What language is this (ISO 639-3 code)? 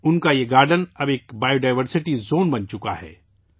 urd